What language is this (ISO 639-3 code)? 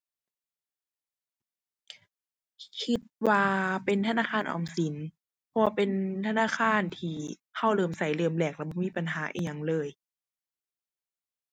tha